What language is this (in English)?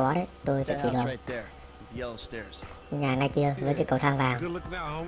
Vietnamese